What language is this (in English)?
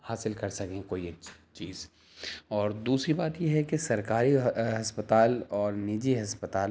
Urdu